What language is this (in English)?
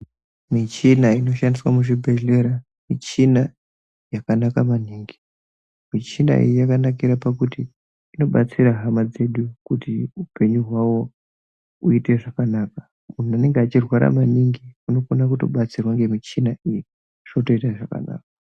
Ndau